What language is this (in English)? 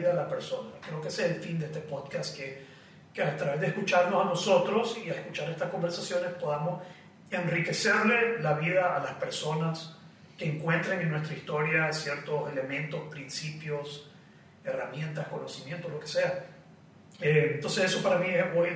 Spanish